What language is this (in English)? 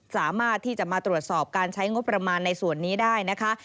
Thai